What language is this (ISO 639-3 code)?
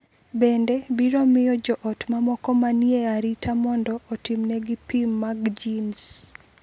luo